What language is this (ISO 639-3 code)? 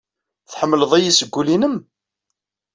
kab